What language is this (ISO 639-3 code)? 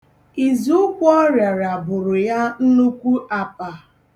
ibo